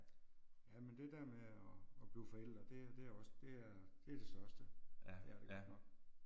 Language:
Danish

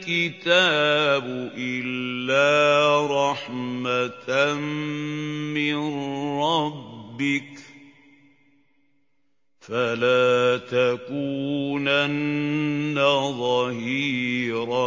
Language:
Arabic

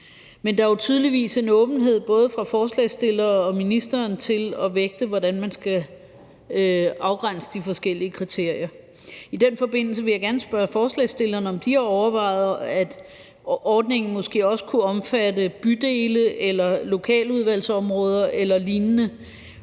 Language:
Danish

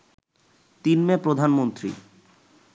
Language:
Bangla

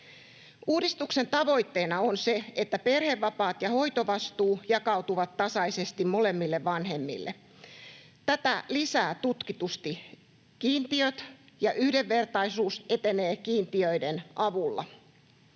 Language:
Finnish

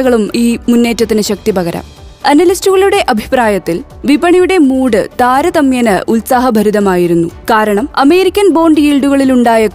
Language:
Malayalam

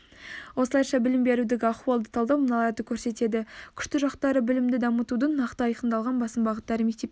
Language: Kazakh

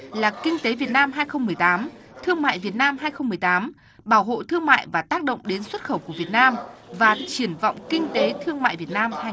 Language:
Vietnamese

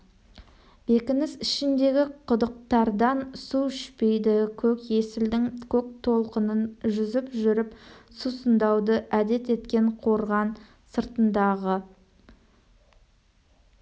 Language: Kazakh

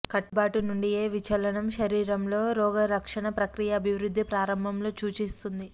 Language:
Telugu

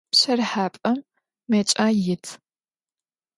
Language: Adyghe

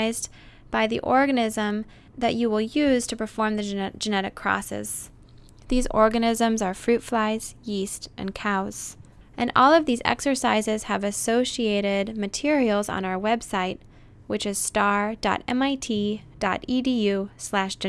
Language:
English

